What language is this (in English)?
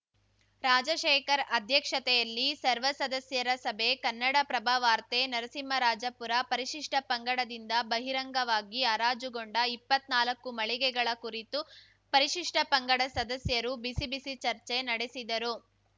Kannada